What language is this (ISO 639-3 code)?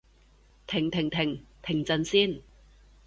yue